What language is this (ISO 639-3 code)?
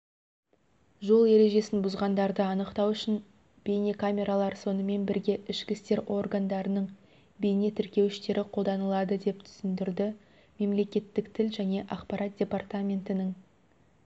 kaz